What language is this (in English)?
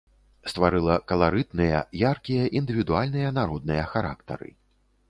Belarusian